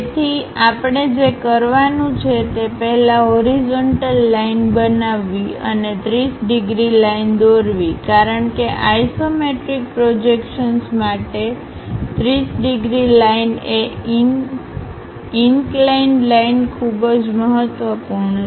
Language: Gujarati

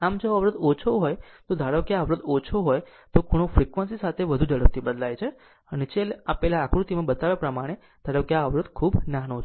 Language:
Gujarati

